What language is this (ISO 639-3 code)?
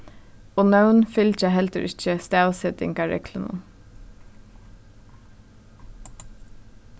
fao